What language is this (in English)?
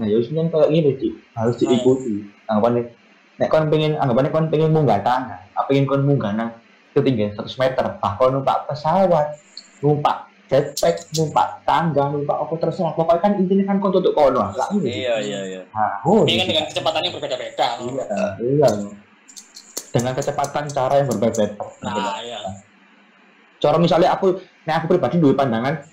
Indonesian